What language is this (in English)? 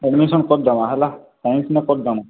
Odia